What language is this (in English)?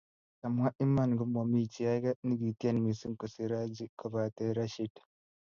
Kalenjin